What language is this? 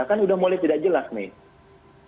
Indonesian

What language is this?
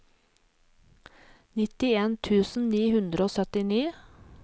Norwegian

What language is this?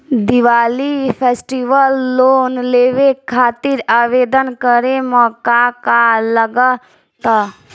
Bhojpuri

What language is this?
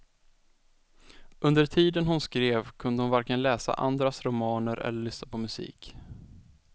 Swedish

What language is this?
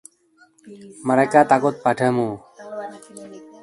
Indonesian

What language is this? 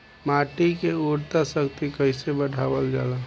Bhojpuri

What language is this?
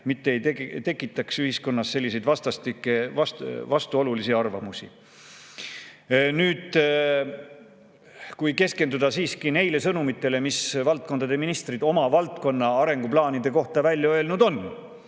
Estonian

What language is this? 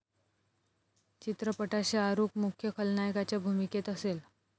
Marathi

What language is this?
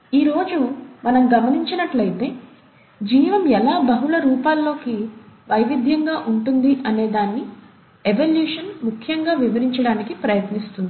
Telugu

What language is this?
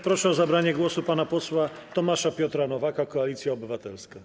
Polish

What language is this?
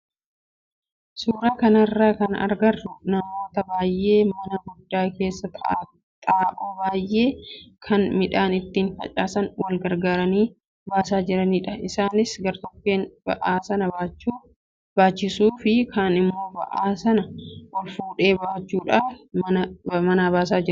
Oromo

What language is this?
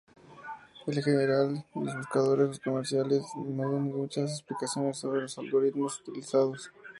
Spanish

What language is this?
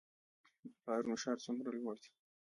Pashto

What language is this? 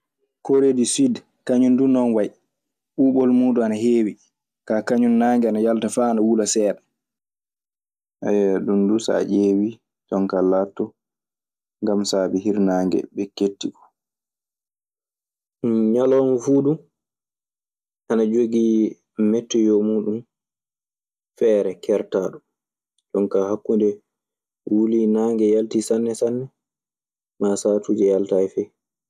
Maasina Fulfulde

